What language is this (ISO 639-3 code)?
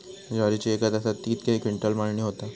mar